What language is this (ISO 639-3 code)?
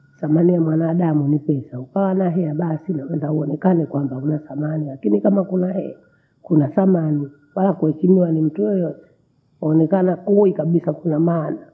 bou